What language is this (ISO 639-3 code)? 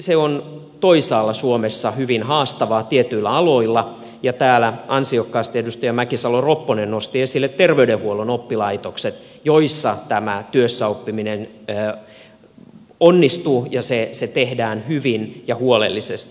fin